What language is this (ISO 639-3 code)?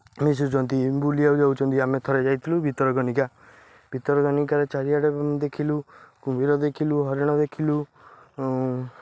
ori